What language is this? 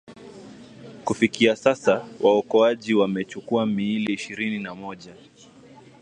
Swahili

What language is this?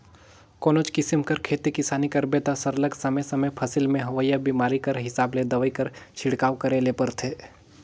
Chhattisgarhi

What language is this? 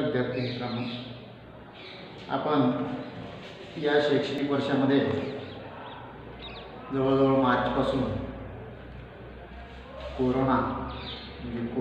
Indonesian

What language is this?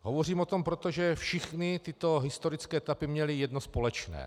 Czech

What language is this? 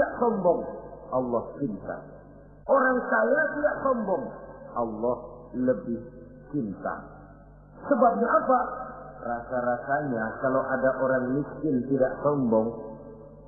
Indonesian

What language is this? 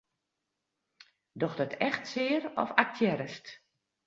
Western Frisian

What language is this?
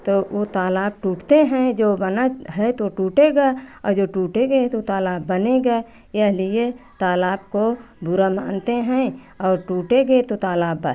Hindi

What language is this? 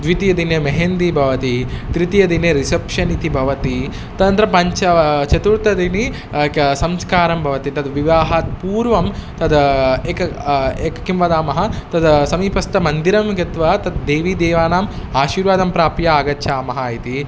Sanskrit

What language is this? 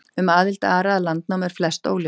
Icelandic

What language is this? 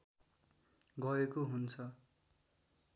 Nepali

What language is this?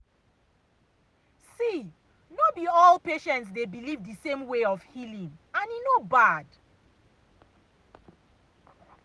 Nigerian Pidgin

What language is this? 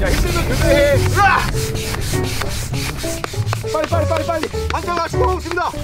Korean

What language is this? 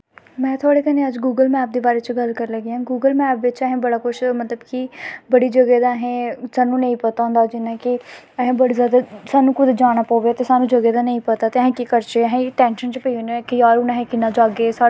Dogri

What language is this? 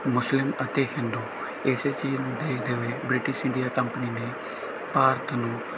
Punjabi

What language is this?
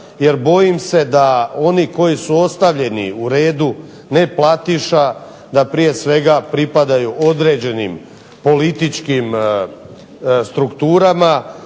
Croatian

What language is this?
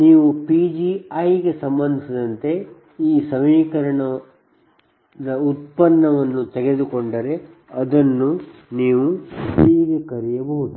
Kannada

